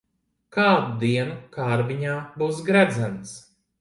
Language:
Latvian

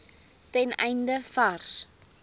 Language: Afrikaans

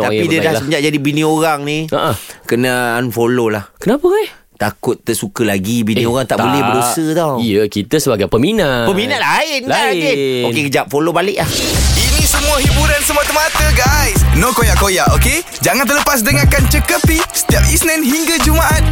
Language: Malay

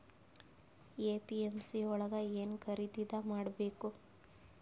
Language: Kannada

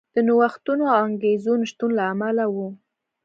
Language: Pashto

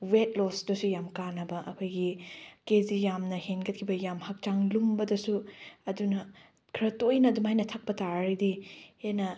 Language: Manipuri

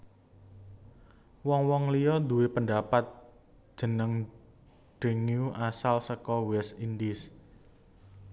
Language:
Javanese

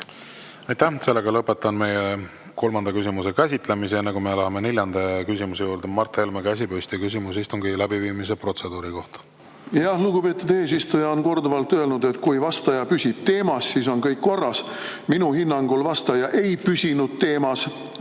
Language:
Estonian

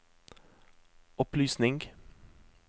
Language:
Norwegian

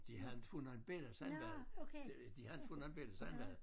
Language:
Danish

